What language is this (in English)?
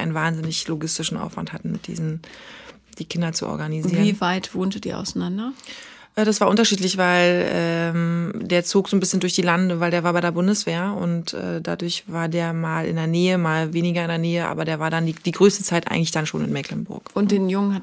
German